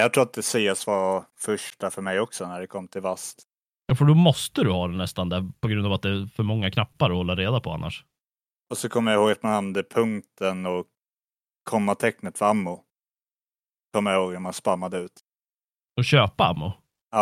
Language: Swedish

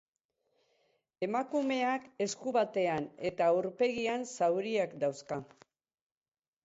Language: Basque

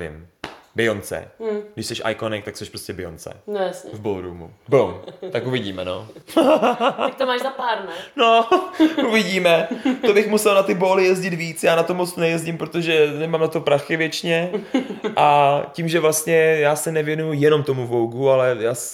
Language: Czech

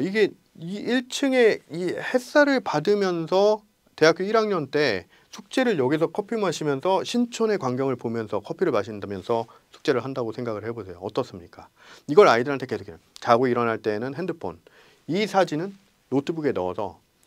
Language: Korean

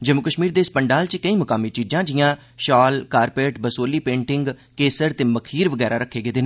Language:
Dogri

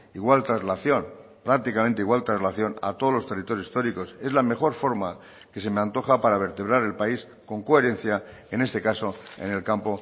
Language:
Spanish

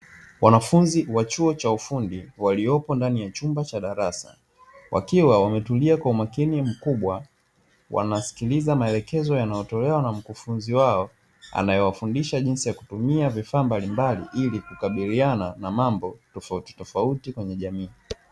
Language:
Swahili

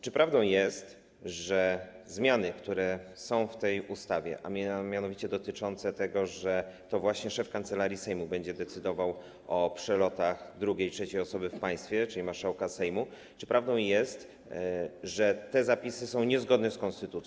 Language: Polish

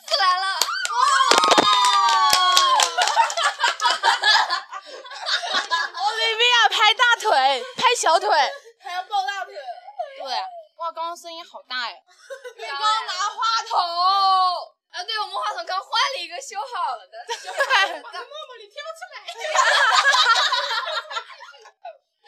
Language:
Chinese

